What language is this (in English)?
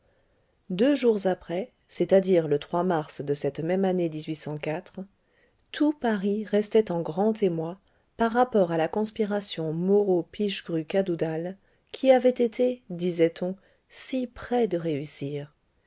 French